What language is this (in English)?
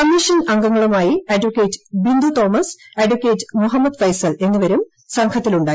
Malayalam